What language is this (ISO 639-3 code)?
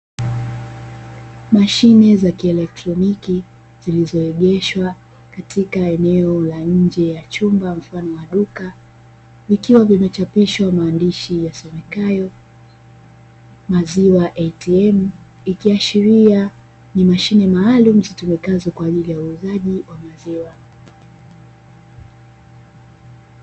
swa